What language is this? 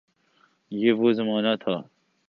Urdu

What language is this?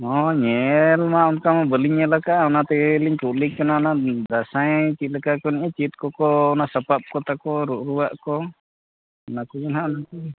Santali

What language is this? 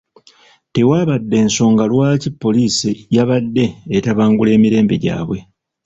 Ganda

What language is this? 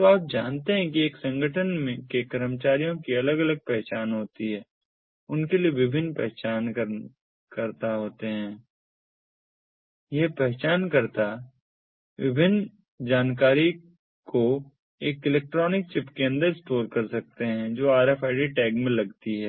Hindi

